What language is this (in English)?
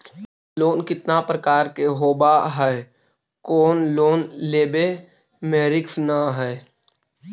Magahi